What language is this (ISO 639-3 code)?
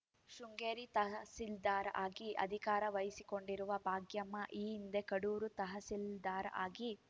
kan